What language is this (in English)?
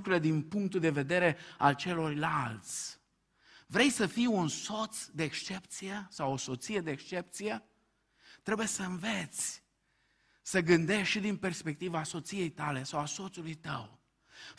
Romanian